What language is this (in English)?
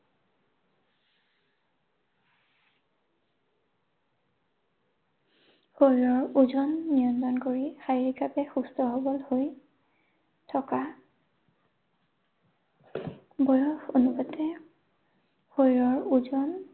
Assamese